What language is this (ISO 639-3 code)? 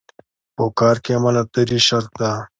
pus